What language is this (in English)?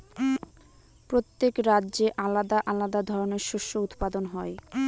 Bangla